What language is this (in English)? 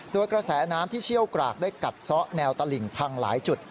Thai